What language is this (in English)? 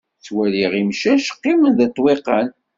Kabyle